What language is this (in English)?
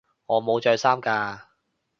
Cantonese